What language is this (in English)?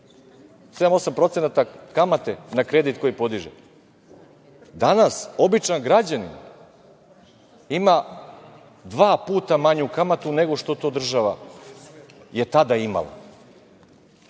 Serbian